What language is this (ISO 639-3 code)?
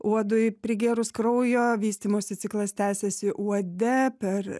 lit